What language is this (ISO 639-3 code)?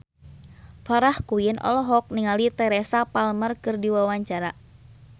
sun